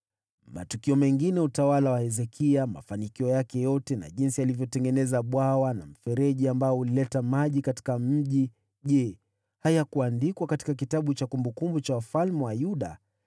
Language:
Swahili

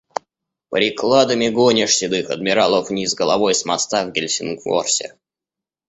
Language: Russian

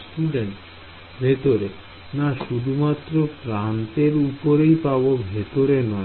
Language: Bangla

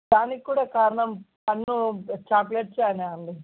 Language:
Telugu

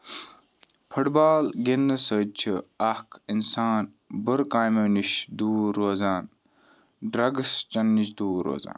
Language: Kashmiri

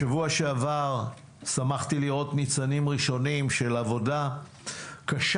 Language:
Hebrew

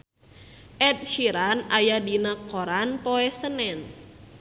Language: Sundanese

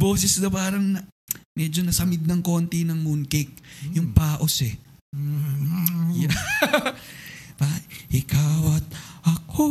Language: Filipino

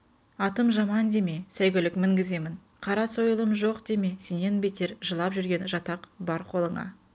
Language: Kazakh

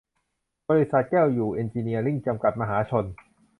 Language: Thai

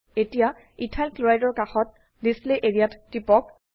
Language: Assamese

